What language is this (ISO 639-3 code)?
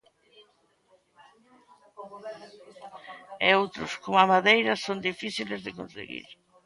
glg